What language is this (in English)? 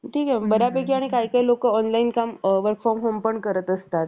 Marathi